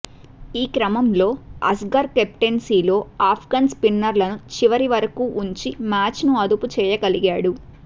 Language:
Telugu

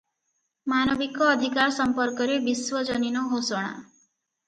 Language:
Odia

